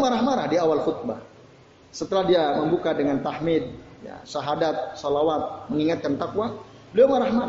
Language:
Indonesian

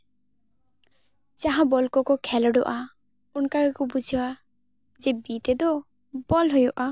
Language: Santali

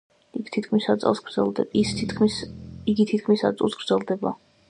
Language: Georgian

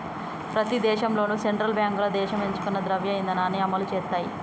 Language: Telugu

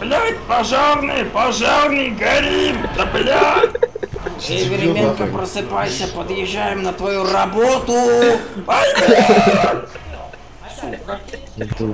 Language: Russian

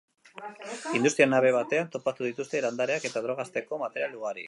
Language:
Basque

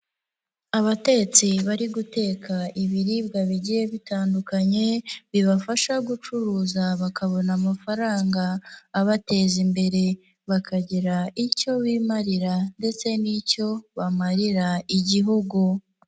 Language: Kinyarwanda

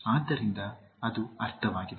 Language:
Kannada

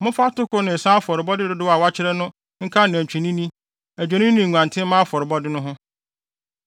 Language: Akan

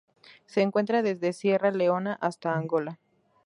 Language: Spanish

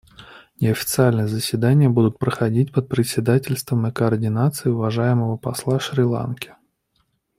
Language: Russian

